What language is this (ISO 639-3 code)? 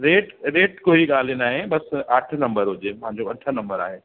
snd